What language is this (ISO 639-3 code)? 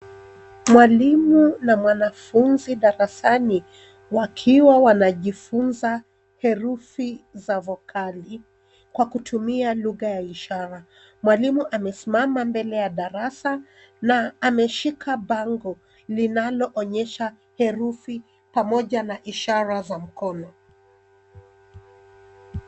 swa